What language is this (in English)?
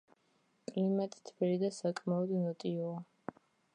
Georgian